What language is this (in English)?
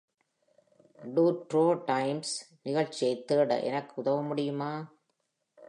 Tamil